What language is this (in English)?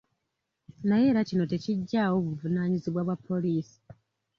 Ganda